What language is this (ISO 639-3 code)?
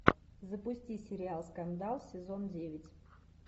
rus